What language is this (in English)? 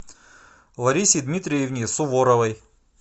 Russian